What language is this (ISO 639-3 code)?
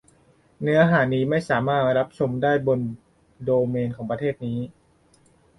tha